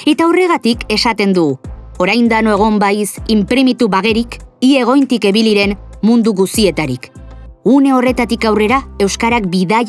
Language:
Basque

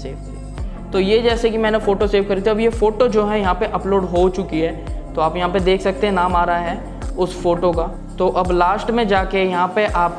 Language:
Hindi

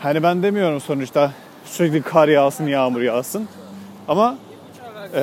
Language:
Turkish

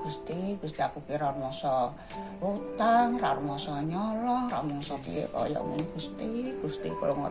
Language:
Indonesian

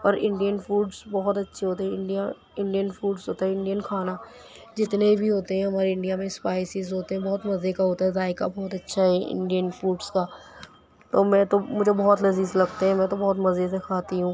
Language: Urdu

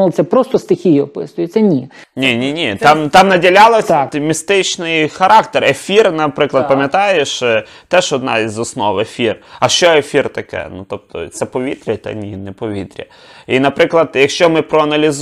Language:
Ukrainian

